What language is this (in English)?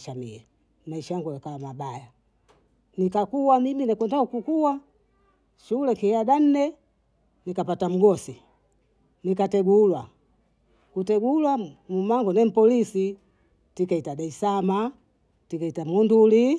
Bondei